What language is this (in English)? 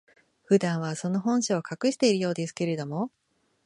Japanese